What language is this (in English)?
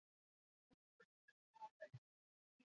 Basque